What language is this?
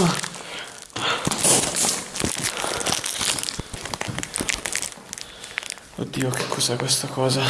Italian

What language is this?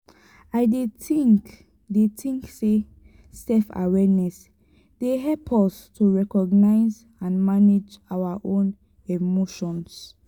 Nigerian Pidgin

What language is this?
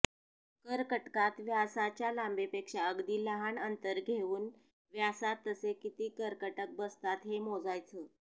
Marathi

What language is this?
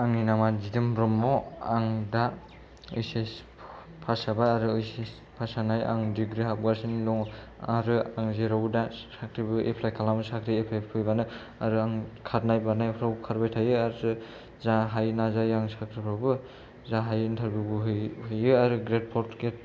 Bodo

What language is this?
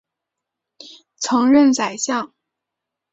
Chinese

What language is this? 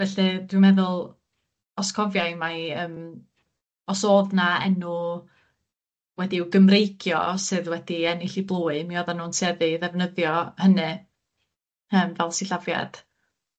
Welsh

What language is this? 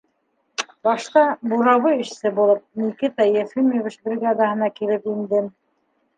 Bashkir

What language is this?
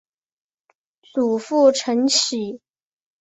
Chinese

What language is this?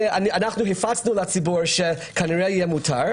Hebrew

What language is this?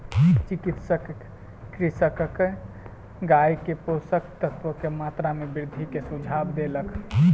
Maithili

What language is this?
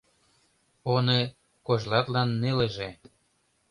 Mari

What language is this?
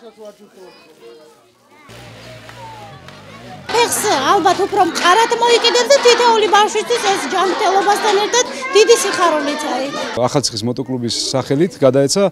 Romanian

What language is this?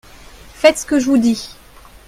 French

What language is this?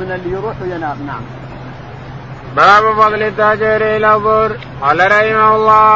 Arabic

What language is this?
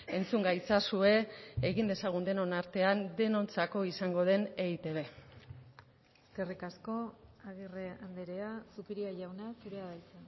Basque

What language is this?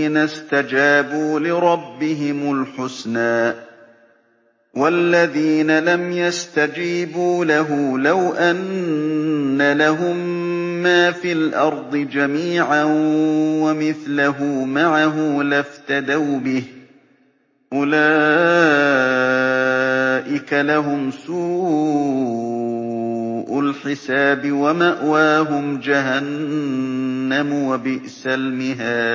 Arabic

